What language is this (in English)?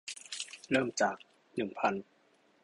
Thai